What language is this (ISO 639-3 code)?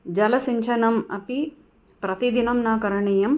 san